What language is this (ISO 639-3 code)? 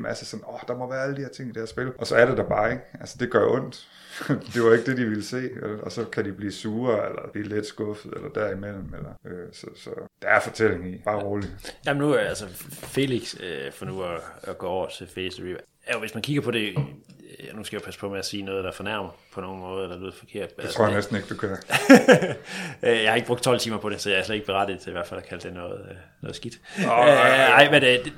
dan